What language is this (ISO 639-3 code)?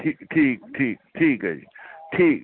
pan